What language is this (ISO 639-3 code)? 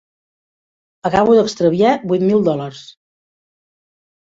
cat